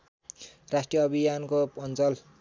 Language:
Nepali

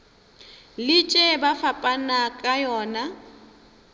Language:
Northern Sotho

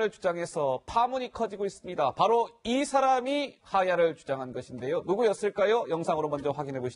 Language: Korean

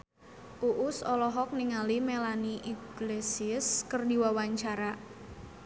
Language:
Sundanese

